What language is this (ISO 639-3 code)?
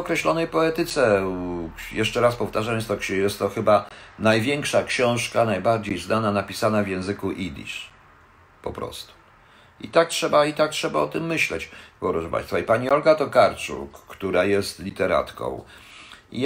pol